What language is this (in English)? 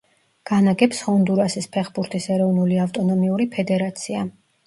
Georgian